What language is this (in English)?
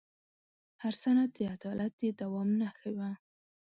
Pashto